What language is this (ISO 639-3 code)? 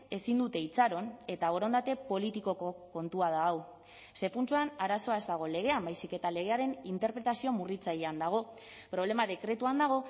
eus